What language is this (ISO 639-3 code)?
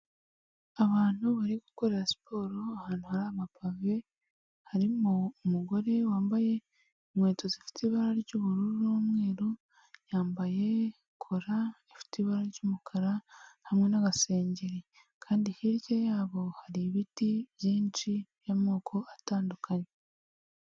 kin